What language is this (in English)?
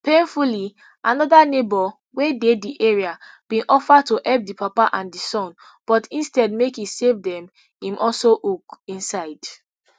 Nigerian Pidgin